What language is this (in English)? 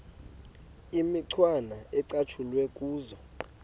Xhosa